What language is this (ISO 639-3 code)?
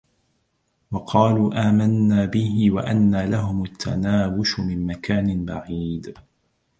ara